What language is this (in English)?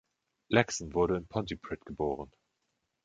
German